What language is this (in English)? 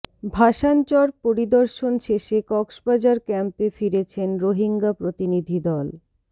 Bangla